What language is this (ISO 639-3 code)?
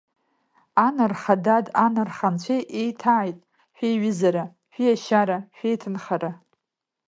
abk